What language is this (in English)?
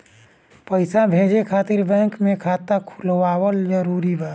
Bhojpuri